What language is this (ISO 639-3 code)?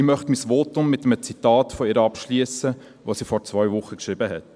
gsw